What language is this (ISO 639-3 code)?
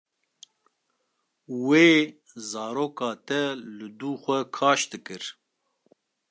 kur